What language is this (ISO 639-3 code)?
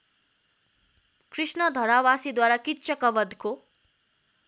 nep